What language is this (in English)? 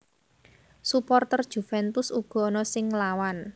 Javanese